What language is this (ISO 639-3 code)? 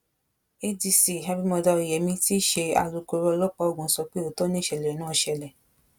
yor